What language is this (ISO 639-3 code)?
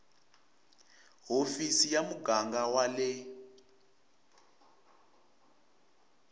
tso